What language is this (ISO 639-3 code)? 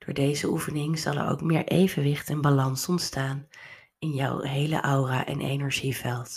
nld